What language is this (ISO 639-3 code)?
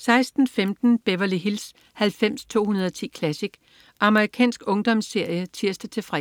dan